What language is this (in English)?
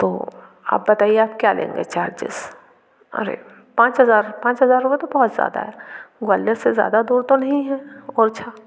Hindi